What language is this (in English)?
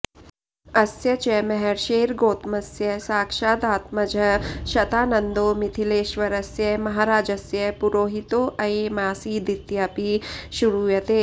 Sanskrit